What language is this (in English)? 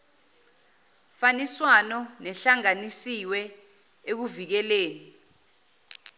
Zulu